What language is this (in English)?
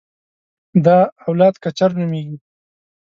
Pashto